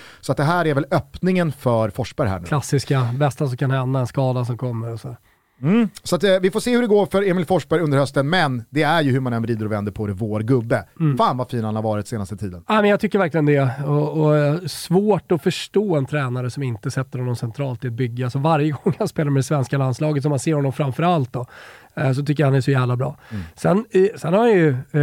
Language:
Swedish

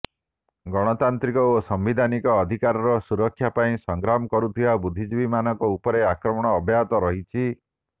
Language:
Odia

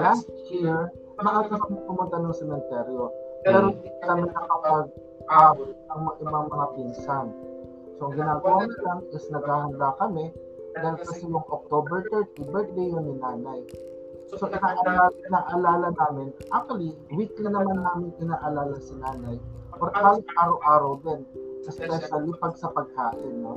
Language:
Filipino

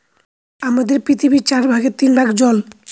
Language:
Bangla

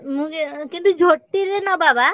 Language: Odia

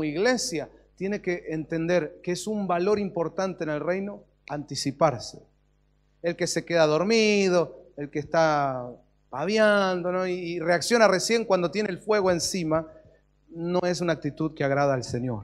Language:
Spanish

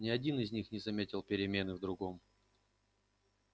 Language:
Russian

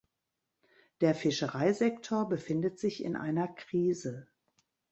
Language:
German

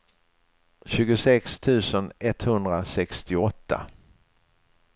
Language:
Swedish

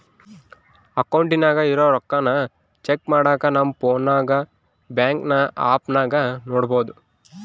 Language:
Kannada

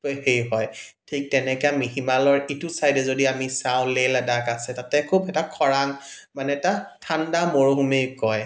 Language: Assamese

